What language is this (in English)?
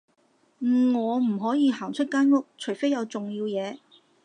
Cantonese